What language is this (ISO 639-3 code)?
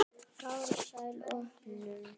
isl